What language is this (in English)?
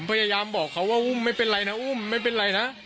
Thai